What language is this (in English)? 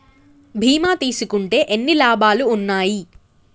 Telugu